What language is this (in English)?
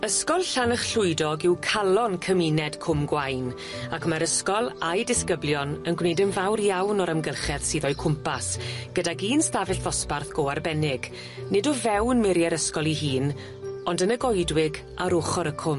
Welsh